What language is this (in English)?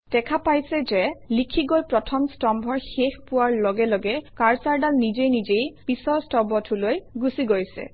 Assamese